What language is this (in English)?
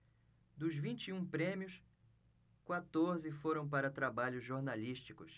Portuguese